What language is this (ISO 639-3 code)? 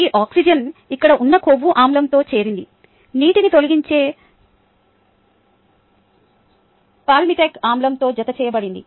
tel